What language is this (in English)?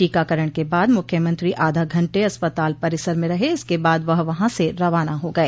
Hindi